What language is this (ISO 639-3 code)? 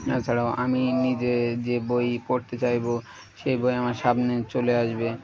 ben